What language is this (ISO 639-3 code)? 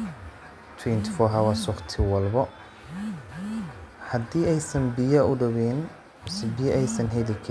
som